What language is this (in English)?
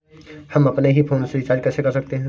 Hindi